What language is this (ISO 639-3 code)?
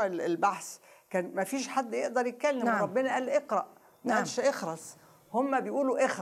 ara